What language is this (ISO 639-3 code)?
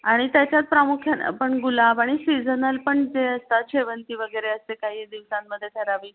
mar